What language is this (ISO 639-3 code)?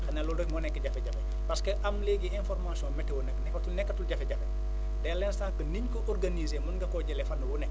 wol